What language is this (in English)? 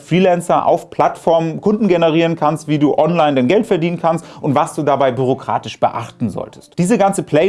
German